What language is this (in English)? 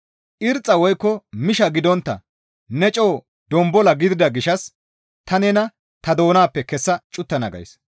Gamo